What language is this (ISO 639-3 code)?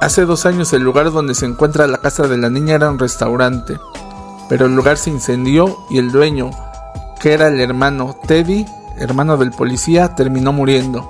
spa